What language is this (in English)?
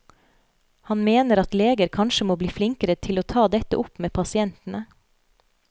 Norwegian